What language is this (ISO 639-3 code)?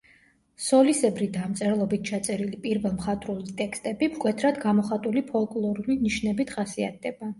kat